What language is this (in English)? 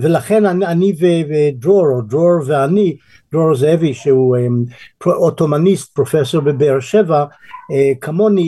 Hebrew